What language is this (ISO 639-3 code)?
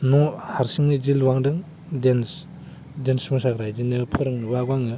brx